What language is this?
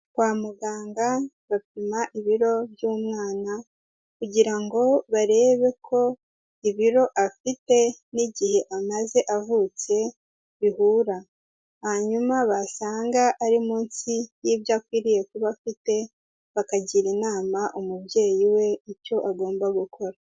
Kinyarwanda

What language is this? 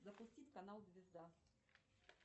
Russian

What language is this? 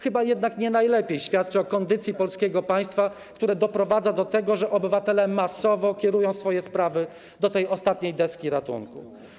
Polish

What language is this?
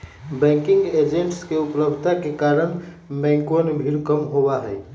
Magahi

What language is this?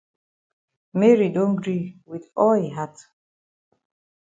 Cameroon Pidgin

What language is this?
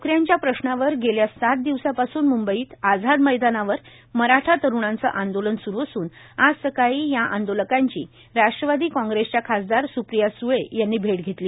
Marathi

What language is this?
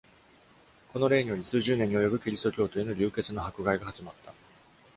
Japanese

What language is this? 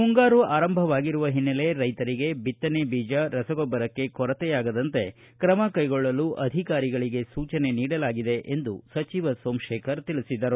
Kannada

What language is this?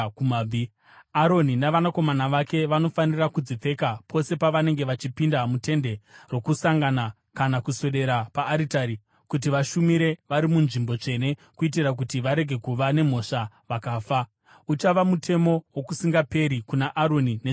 Shona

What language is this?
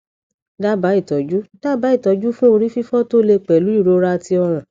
Yoruba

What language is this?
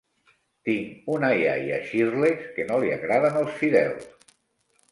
Catalan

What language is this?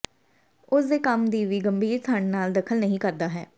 Punjabi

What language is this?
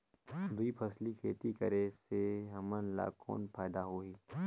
Chhattisgarhi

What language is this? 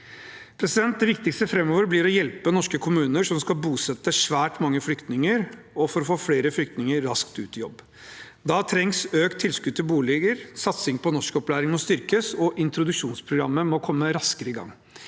Norwegian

